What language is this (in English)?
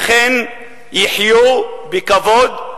Hebrew